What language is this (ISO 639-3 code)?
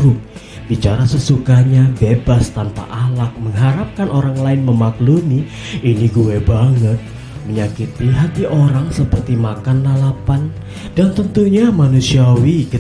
ind